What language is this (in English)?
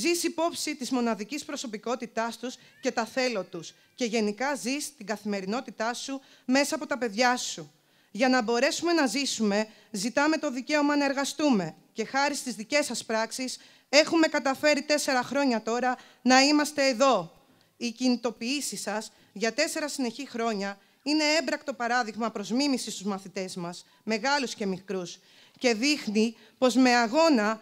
Greek